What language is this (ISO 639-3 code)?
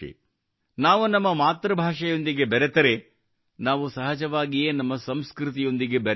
kan